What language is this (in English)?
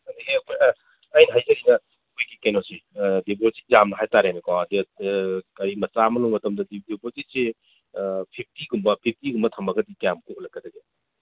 Manipuri